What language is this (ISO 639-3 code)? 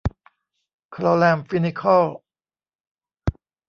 tha